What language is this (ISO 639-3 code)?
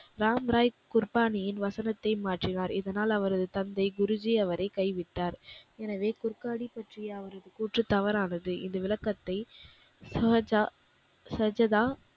tam